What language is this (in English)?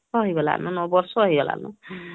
Odia